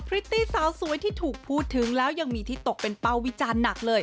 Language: Thai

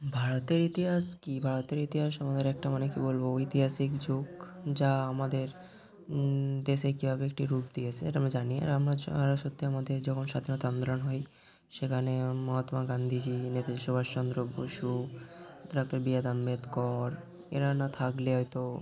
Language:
Bangla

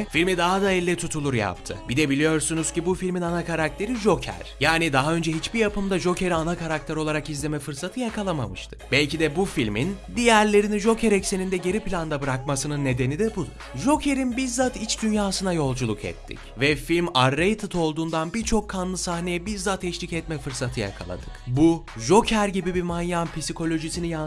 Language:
Turkish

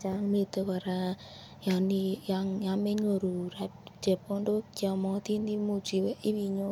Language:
Kalenjin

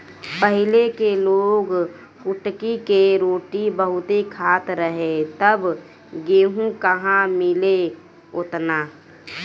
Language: Bhojpuri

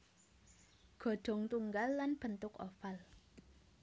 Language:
Javanese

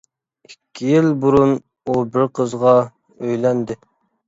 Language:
Uyghur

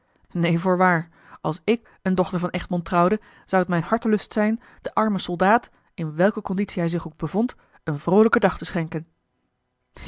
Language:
Dutch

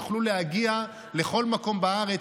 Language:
Hebrew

